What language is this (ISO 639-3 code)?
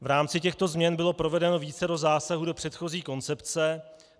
ces